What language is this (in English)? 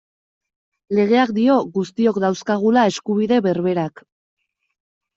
Basque